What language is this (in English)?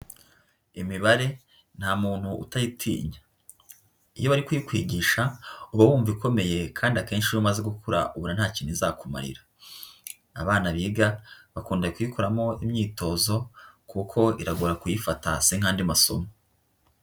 Kinyarwanda